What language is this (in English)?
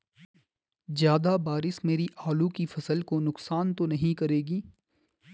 Hindi